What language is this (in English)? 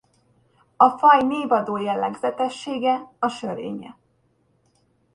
Hungarian